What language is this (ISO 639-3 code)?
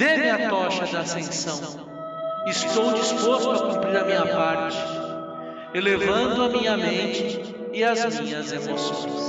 por